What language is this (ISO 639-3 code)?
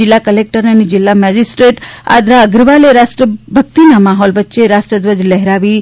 guj